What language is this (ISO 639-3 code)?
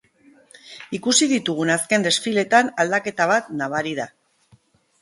eus